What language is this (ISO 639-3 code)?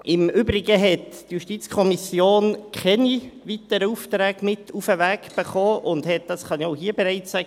gsw